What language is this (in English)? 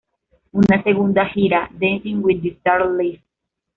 Spanish